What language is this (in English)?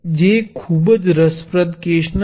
Gujarati